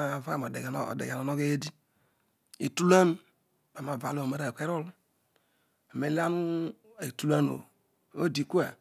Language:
Odual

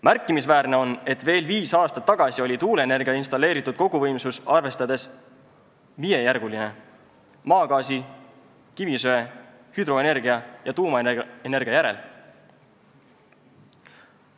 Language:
Estonian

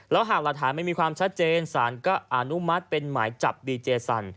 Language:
Thai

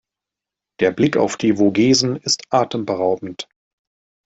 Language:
German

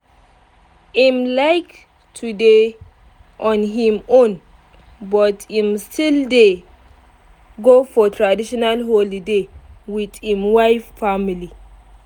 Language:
Nigerian Pidgin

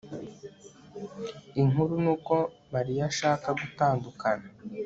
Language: Kinyarwanda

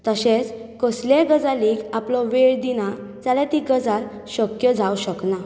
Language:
Konkani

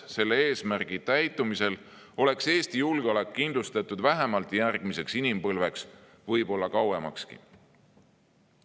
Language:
Estonian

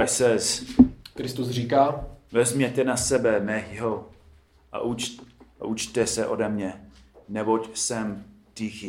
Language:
Czech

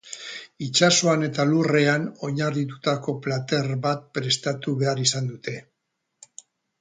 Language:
Basque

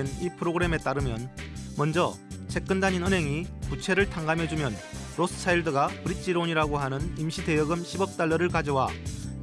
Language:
Korean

